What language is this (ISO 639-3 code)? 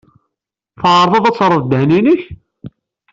kab